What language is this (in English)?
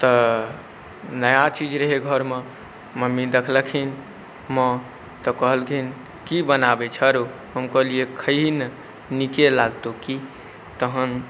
Maithili